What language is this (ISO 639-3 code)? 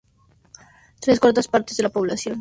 spa